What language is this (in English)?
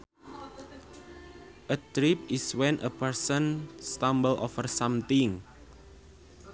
Sundanese